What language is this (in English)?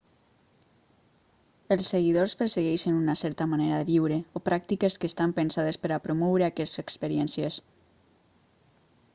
Catalan